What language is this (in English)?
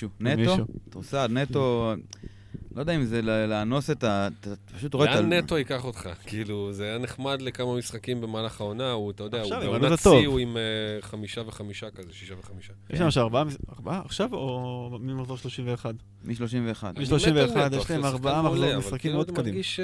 Hebrew